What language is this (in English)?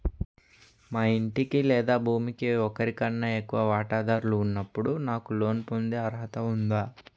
Telugu